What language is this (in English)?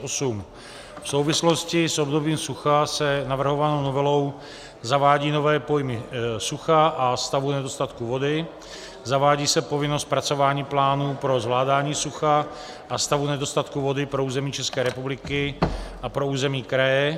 Czech